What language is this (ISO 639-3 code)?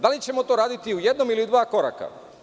srp